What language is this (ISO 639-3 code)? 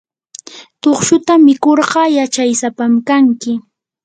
qur